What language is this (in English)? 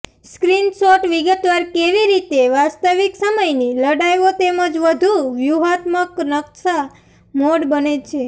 Gujarati